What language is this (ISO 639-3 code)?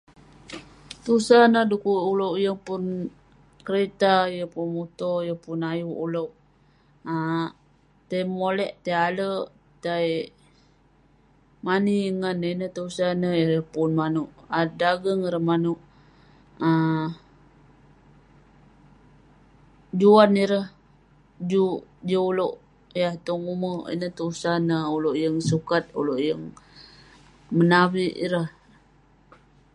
pne